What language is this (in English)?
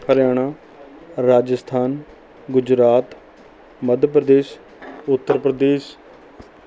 Punjabi